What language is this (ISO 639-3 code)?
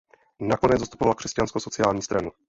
ces